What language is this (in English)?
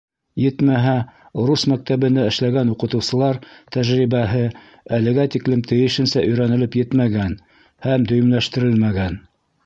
Bashkir